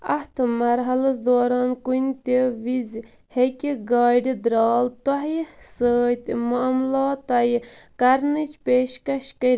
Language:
Kashmiri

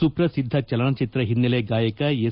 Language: Kannada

